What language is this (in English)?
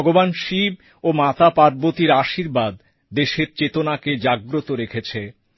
Bangla